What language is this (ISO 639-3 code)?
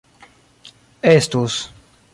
epo